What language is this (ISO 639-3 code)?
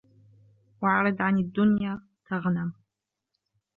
ara